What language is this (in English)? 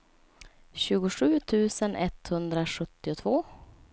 Swedish